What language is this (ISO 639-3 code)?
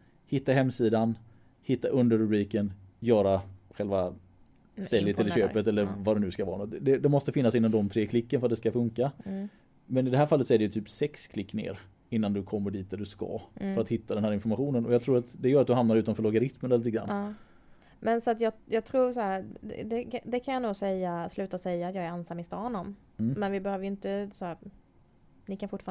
swe